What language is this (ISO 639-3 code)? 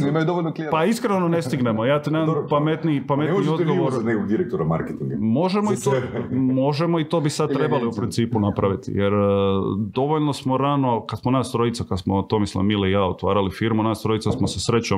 hrv